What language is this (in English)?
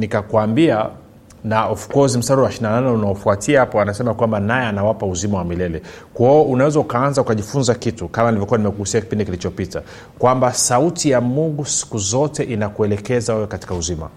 Swahili